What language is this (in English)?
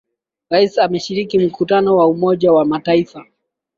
Swahili